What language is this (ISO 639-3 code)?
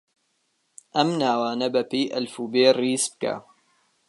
ckb